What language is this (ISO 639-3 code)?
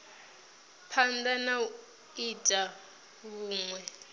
ven